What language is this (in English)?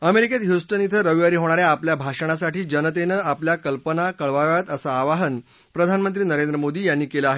Marathi